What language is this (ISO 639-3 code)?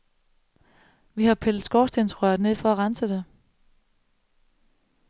dan